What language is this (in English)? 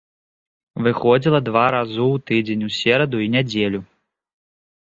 Belarusian